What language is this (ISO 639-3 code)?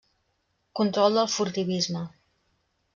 cat